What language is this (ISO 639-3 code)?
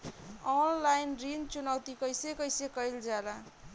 bho